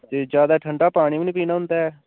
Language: Dogri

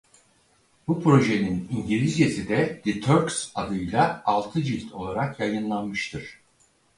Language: Turkish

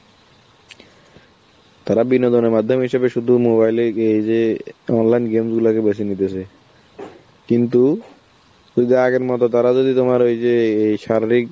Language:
Bangla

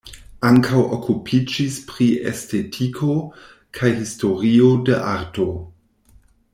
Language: Esperanto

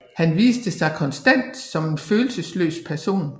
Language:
Danish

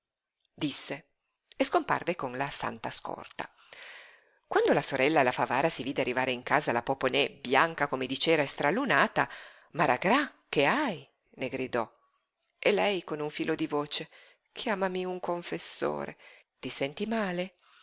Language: Italian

